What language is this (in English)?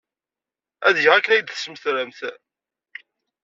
Kabyle